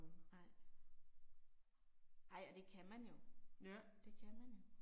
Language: Danish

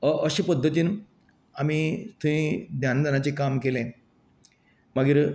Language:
Konkani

